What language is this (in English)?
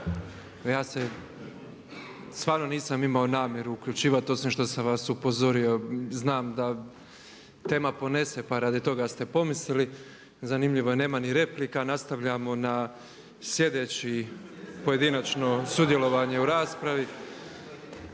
Croatian